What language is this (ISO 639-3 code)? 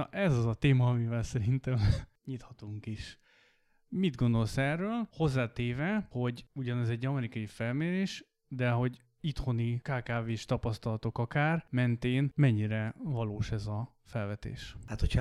hun